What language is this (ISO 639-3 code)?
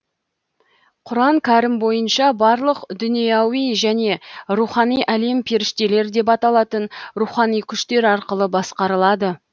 kaz